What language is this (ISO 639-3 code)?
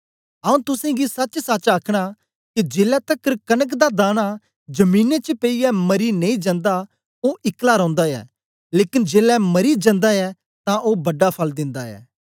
doi